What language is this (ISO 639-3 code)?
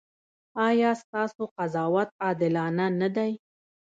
pus